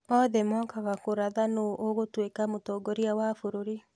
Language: Kikuyu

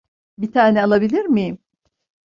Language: Turkish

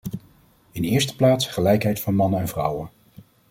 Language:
Dutch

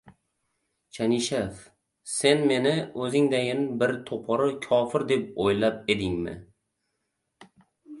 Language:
Uzbek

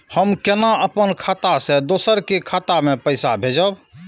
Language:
Maithili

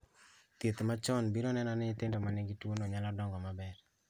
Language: Luo (Kenya and Tanzania)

